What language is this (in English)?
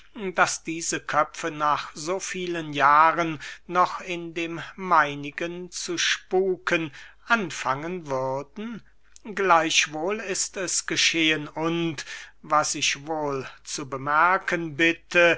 German